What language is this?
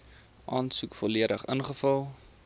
Afrikaans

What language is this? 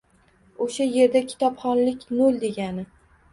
Uzbek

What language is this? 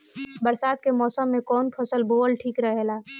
Bhojpuri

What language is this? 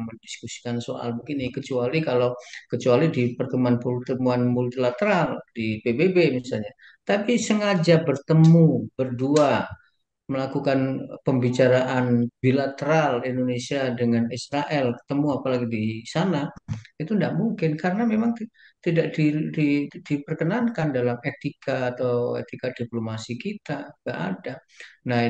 Indonesian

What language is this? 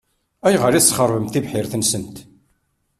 Kabyle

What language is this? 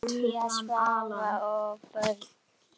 Icelandic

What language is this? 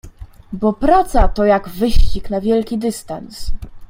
Polish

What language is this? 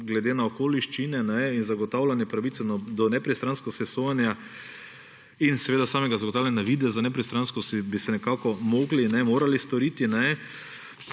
Slovenian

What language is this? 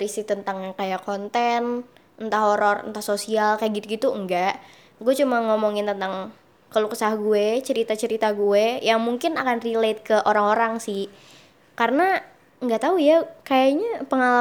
Indonesian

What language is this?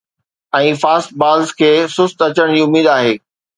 Sindhi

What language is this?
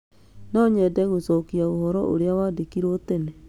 Kikuyu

